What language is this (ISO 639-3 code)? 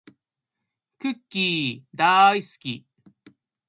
jpn